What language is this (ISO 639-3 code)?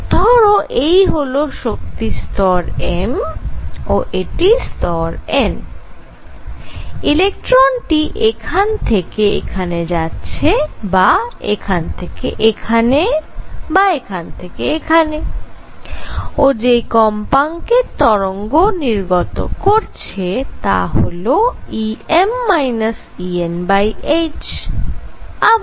ben